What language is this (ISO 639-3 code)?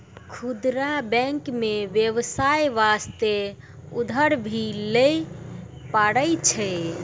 mai